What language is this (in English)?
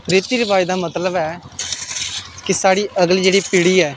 Dogri